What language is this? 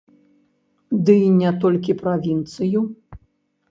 Belarusian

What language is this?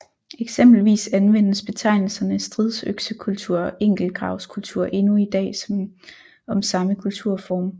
Danish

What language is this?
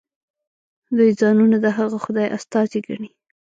Pashto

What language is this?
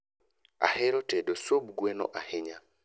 Luo (Kenya and Tanzania)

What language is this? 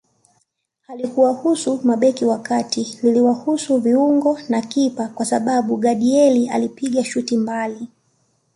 Swahili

